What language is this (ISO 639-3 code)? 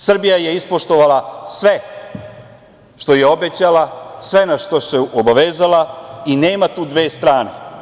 srp